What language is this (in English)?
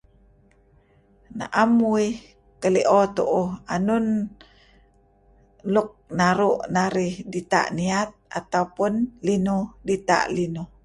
Kelabit